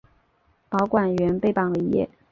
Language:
Chinese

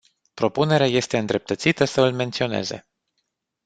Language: Romanian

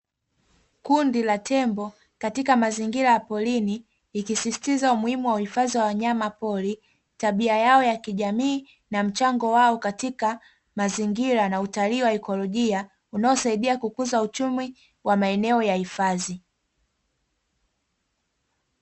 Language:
Swahili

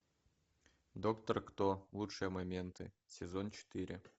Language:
Russian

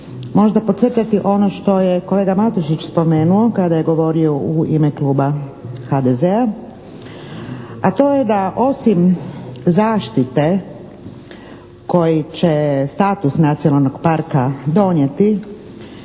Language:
Croatian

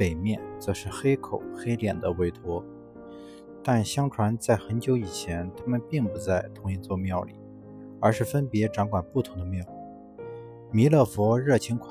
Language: Chinese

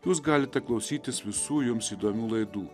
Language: Lithuanian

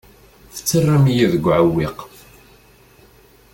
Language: Kabyle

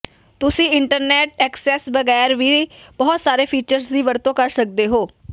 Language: Punjabi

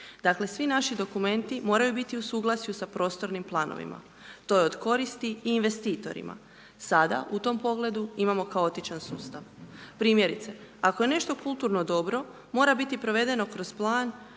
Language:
Croatian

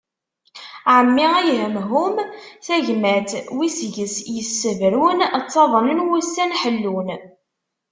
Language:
Kabyle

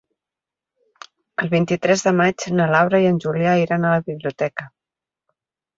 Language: Catalan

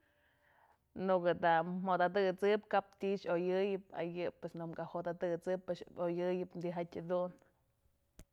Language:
Mazatlán Mixe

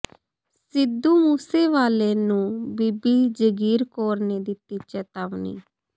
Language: Punjabi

